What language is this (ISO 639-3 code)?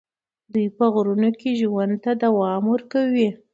pus